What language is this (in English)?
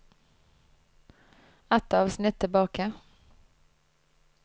Norwegian